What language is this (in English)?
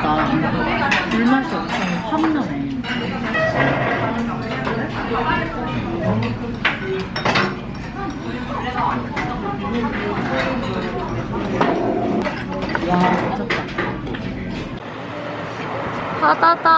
Korean